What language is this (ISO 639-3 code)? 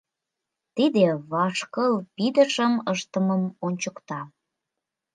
chm